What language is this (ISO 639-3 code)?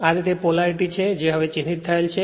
guj